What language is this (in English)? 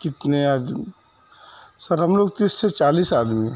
Urdu